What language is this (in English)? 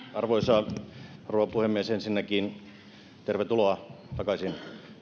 Finnish